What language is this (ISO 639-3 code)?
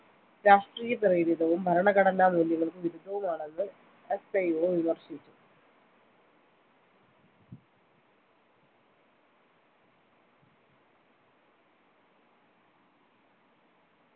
mal